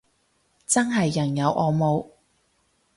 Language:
Cantonese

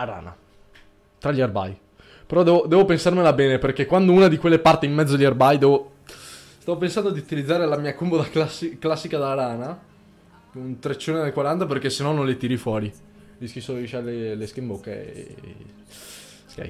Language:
Italian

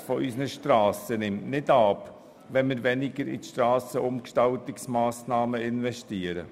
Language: Swiss German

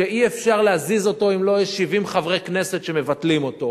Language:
Hebrew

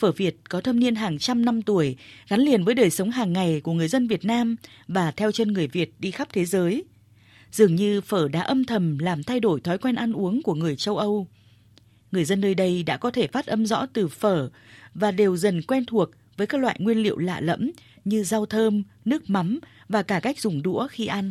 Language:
Vietnamese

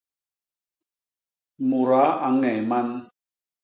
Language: Basaa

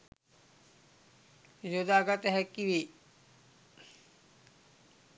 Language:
Sinhala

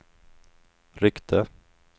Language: Swedish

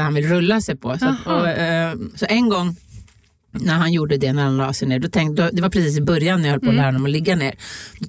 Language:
Swedish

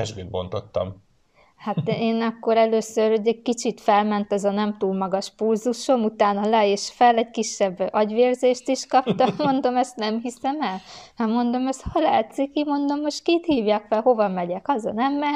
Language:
Hungarian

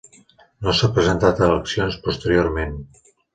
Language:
Catalan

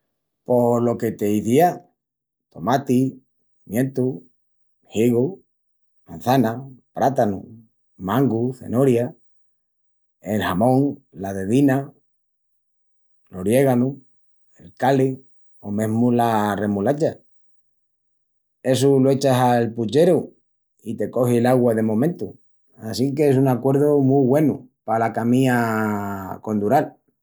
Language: Extremaduran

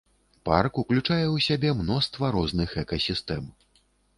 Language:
Belarusian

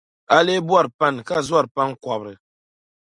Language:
Dagbani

